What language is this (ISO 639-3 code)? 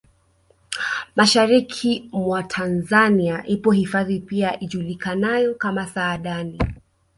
swa